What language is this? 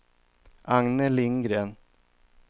Swedish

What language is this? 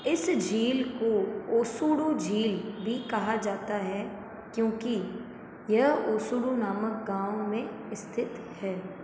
Hindi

